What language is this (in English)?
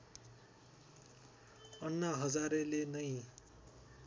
Nepali